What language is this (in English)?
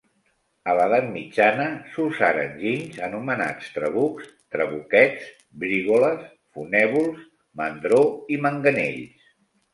Catalan